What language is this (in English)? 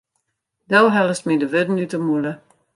Western Frisian